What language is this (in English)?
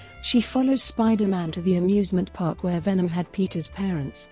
English